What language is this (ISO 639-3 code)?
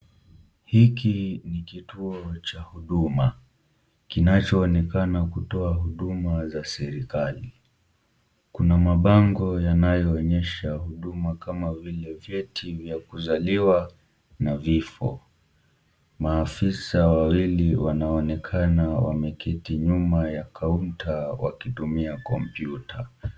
swa